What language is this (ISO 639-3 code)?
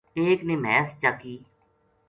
gju